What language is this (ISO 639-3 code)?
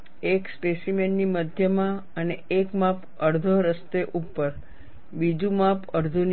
guj